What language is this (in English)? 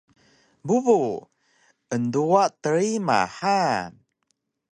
Taroko